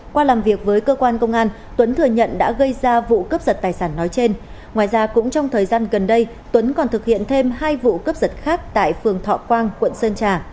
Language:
Vietnamese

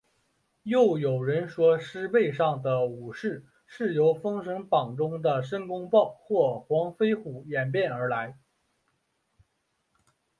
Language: Chinese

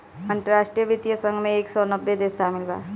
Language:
Bhojpuri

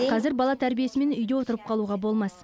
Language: Kazakh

